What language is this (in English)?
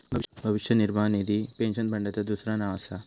Marathi